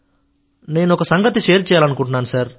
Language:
Telugu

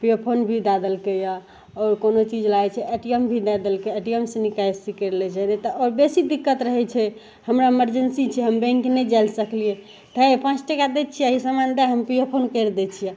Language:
Maithili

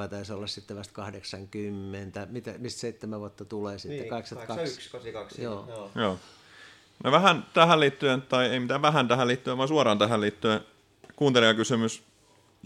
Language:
Finnish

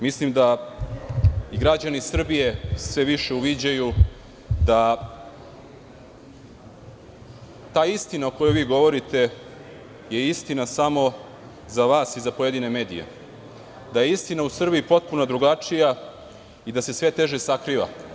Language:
Serbian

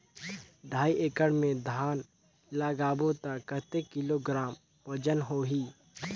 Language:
Chhattisgarhi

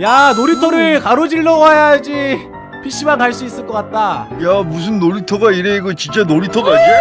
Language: Korean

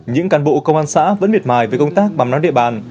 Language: Vietnamese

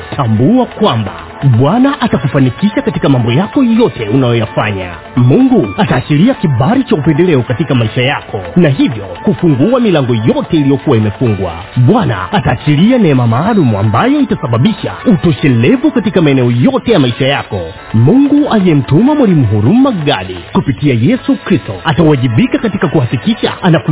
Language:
Swahili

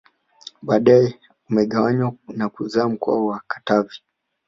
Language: Swahili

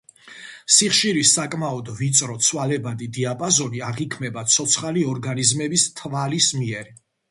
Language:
Georgian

